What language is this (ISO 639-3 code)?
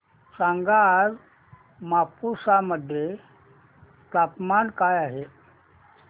mar